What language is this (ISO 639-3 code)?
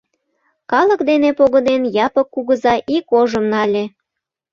chm